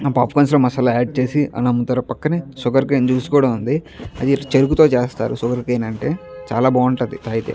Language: Telugu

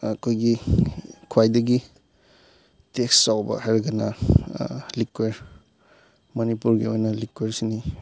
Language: Manipuri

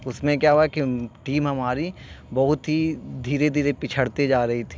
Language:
Urdu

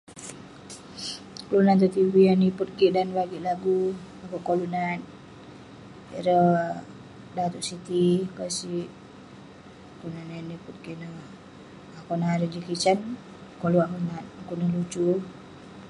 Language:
Western Penan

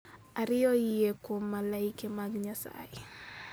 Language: Luo (Kenya and Tanzania)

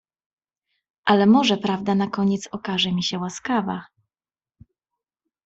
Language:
Polish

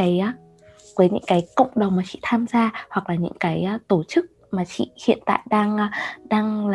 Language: Vietnamese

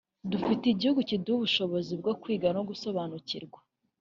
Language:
Kinyarwanda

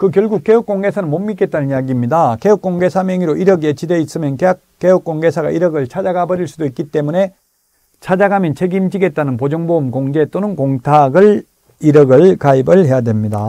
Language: Korean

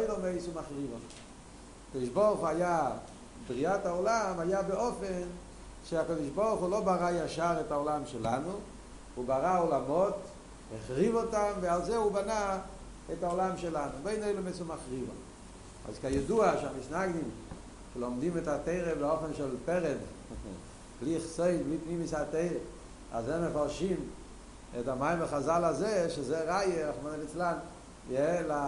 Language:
Hebrew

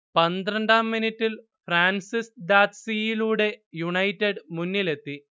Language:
Malayalam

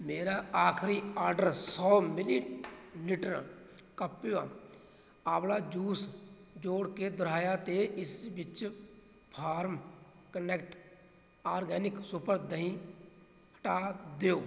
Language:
Punjabi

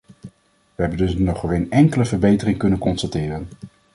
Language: Dutch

